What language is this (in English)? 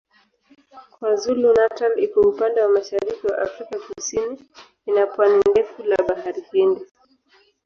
Swahili